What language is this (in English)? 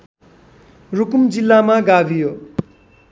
Nepali